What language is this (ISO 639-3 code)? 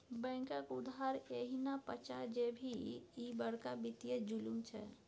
mai